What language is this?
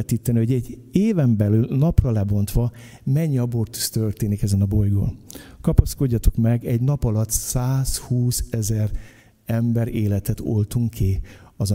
Hungarian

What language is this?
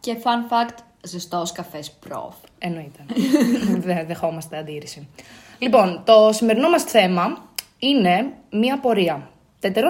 Greek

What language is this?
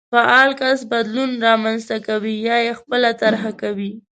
Pashto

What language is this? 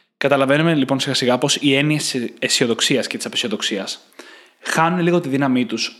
Greek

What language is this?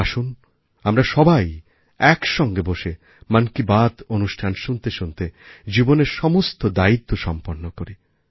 Bangla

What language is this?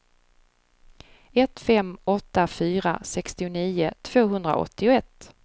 Swedish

